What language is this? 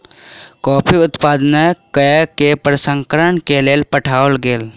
Maithili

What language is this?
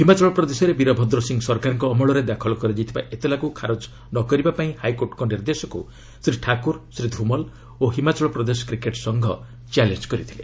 Odia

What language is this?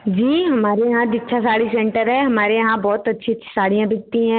Hindi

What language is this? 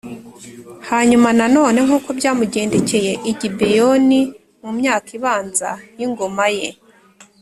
Kinyarwanda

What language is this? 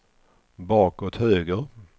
Swedish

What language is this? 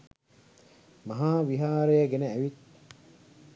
Sinhala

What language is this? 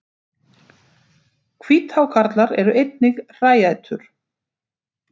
Icelandic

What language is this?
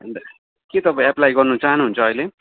Nepali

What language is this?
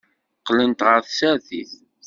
Kabyle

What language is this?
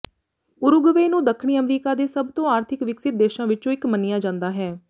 Punjabi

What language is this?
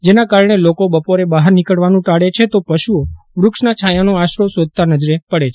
Gujarati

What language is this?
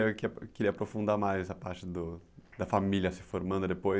Portuguese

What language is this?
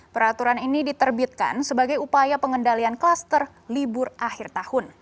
Indonesian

